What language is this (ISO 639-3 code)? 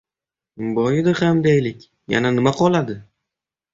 uzb